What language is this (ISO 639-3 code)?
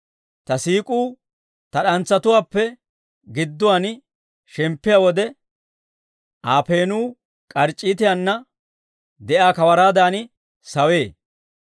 dwr